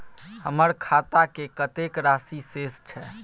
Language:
Maithili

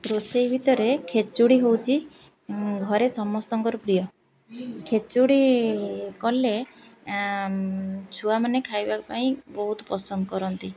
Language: Odia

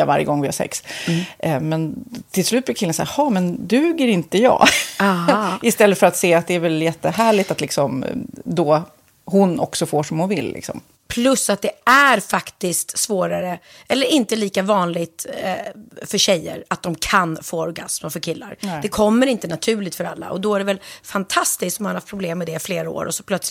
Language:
Swedish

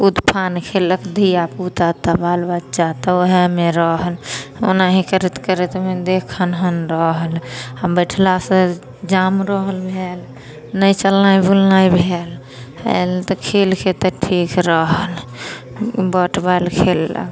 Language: Maithili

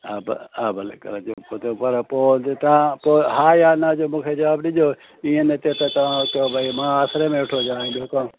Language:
Sindhi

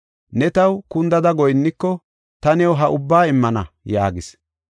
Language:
Gofa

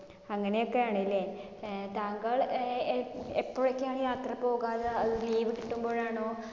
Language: Malayalam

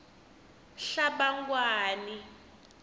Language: Tsonga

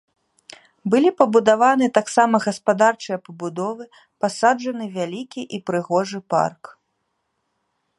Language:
Belarusian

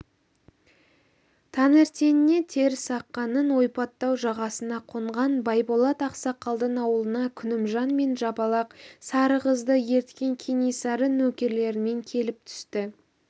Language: Kazakh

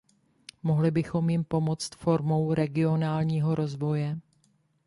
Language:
Czech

